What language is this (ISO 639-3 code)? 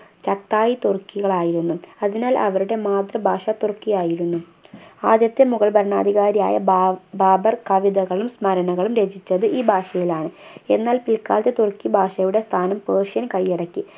mal